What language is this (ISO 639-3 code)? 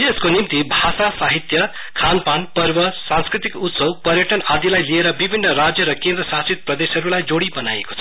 nep